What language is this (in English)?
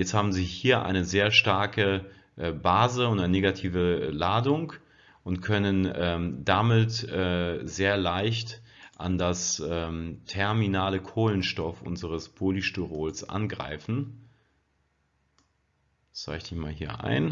German